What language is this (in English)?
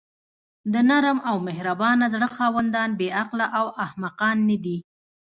Pashto